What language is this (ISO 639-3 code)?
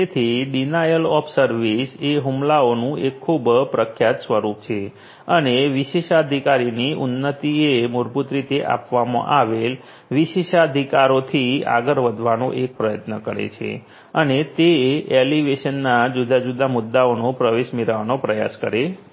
guj